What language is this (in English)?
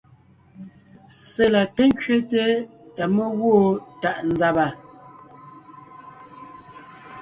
Ngiemboon